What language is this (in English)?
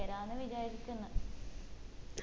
Malayalam